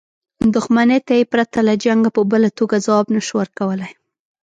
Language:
Pashto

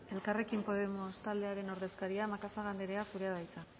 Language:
Basque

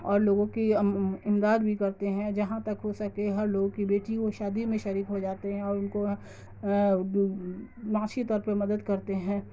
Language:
Urdu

